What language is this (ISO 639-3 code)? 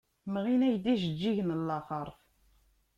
kab